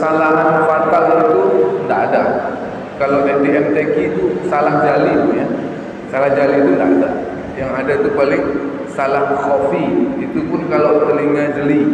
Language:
Indonesian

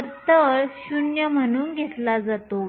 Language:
Marathi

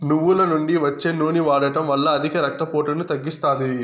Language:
Telugu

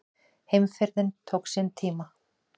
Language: Icelandic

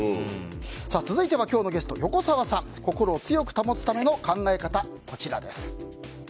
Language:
Japanese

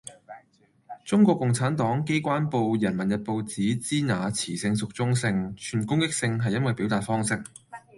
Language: Cantonese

